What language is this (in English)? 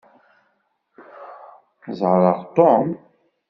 Kabyle